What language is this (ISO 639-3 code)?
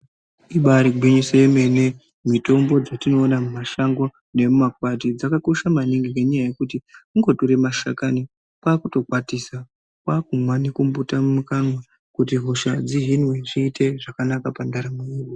ndc